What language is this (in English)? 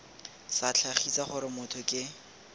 Tswana